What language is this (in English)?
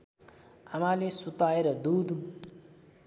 Nepali